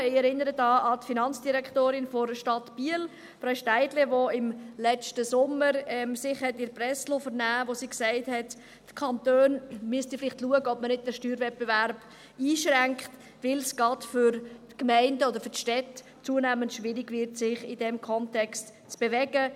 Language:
Swiss German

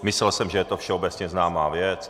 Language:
Czech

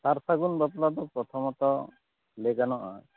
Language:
Santali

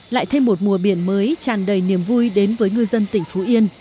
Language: Vietnamese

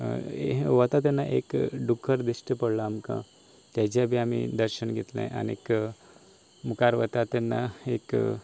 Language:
Konkani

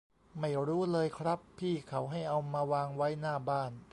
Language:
Thai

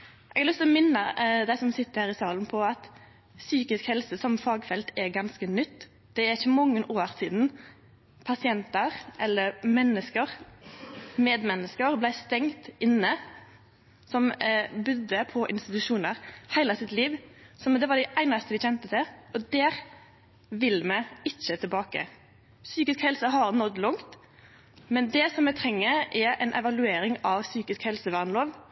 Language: Norwegian Nynorsk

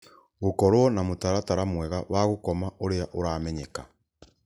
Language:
Kikuyu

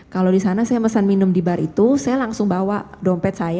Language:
Indonesian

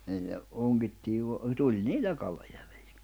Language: Finnish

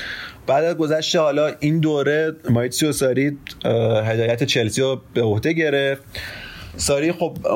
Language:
Persian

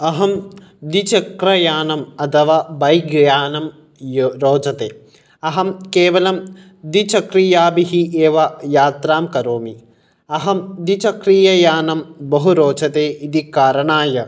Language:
Sanskrit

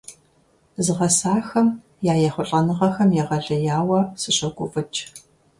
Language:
Kabardian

